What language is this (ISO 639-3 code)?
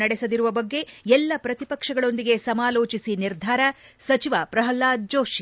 kan